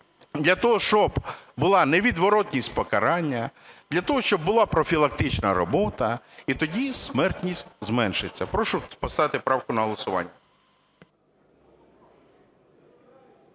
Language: Ukrainian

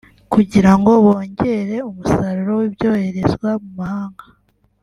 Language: Kinyarwanda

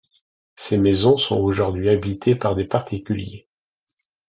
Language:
French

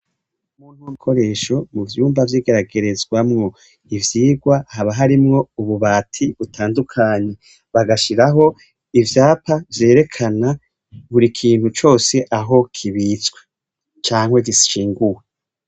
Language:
Rundi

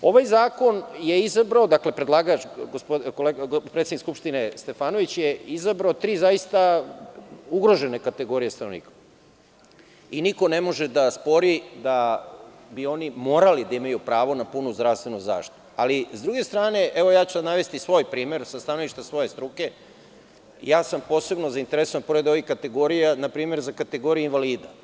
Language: Serbian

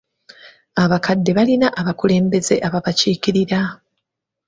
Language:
Ganda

